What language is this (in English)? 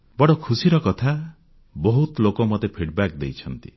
Odia